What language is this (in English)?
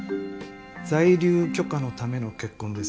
Japanese